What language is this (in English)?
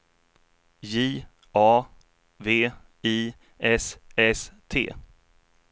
Swedish